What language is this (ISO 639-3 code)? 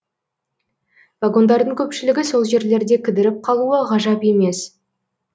kaz